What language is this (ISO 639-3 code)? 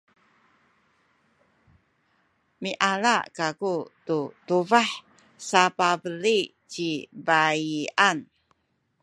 szy